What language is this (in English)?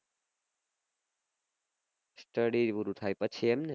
Gujarati